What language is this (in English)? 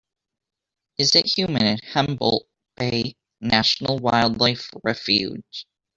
English